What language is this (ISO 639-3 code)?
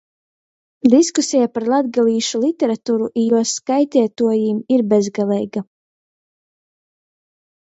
ltg